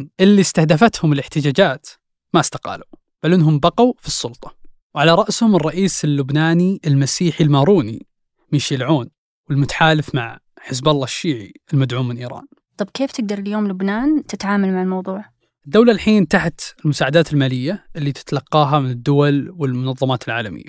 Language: Arabic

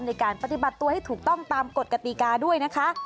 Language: Thai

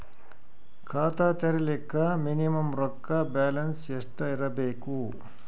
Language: Kannada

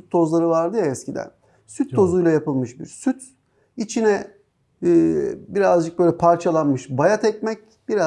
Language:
Turkish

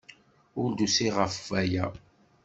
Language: Kabyle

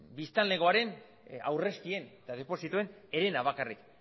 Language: Basque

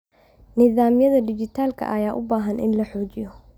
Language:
Somali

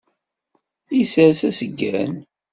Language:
Kabyle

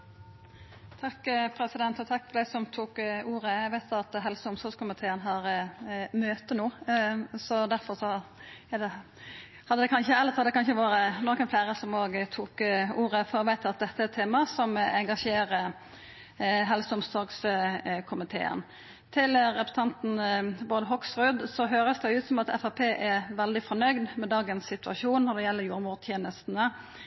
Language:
Norwegian Nynorsk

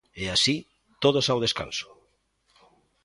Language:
Galician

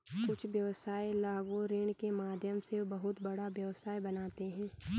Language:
Hindi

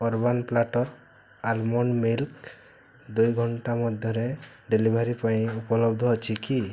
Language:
Odia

